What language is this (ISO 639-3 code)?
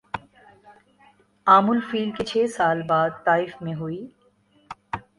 urd